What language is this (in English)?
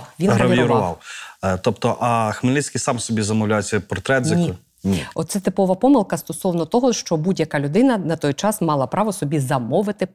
Ukrainian